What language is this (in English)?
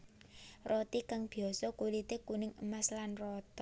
Javanese